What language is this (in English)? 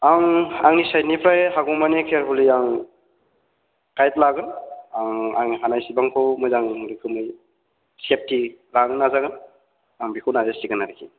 Bodo